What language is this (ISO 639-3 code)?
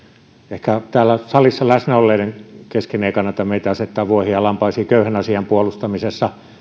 fin